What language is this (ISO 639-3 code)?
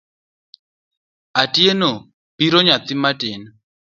luo